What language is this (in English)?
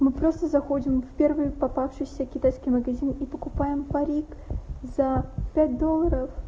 Russian